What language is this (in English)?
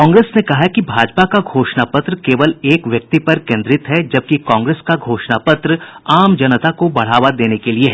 Hindi